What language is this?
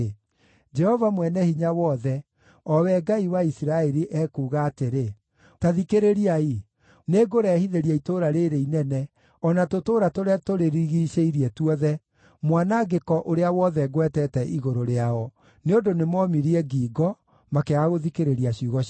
Kikuyu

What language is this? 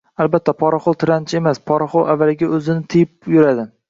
Uzbek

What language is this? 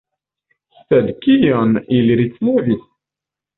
Esperanto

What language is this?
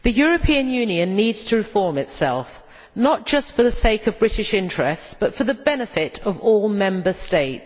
English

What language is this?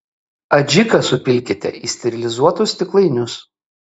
Lithuanian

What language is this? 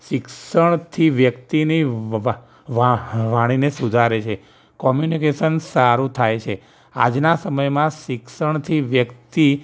Gujarati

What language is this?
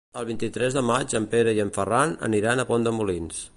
Catalan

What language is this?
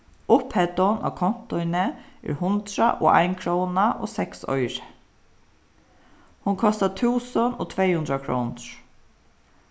Faroese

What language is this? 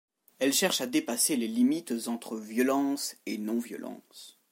French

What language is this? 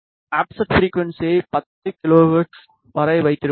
Tamil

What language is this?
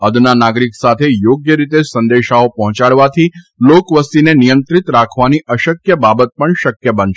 Gujarati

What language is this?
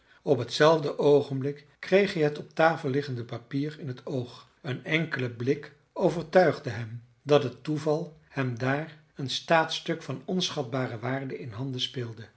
Dutch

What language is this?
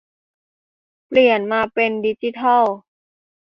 Thai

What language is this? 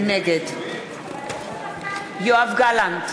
Hebrew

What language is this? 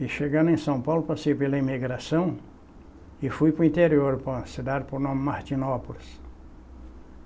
Portuguese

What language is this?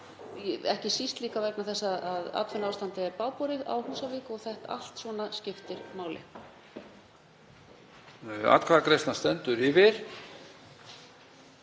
Icelandic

